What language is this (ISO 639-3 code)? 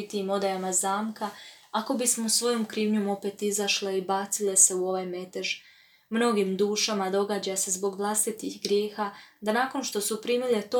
hrv